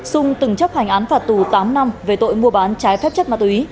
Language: Vietnamese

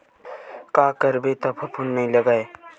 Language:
Chhattisgarhi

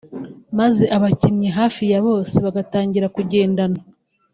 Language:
Kinyarwanda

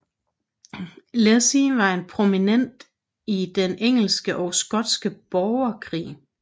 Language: Danish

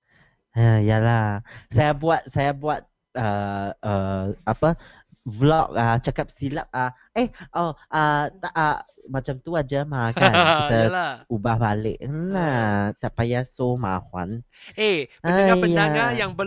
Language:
Malay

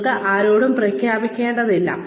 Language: Malayalam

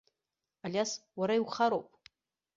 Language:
Abkhazian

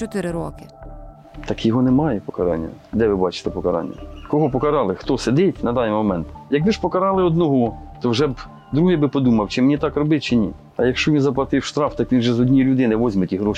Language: Ukrainian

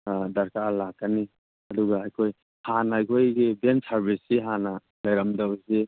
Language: Manipuri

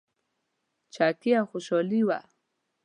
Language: Pashto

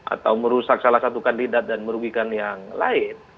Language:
Indonesian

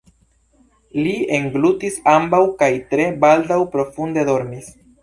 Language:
Esperanto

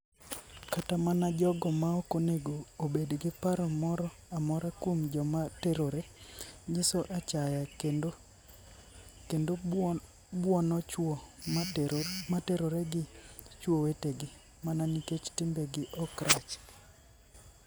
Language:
Luo (Kenya and Tanzania)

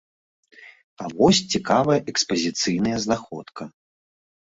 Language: Belarusian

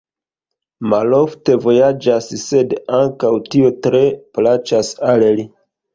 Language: Esperanto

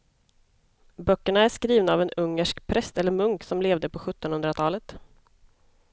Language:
Swedish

